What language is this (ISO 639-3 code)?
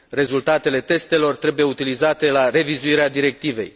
ron